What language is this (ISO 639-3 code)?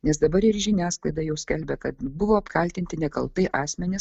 lit